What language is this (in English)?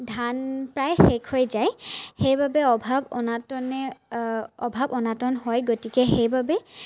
Assamese